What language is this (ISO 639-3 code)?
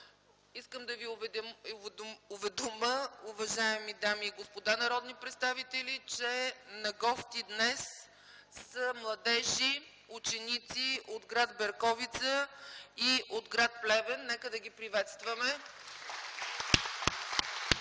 bul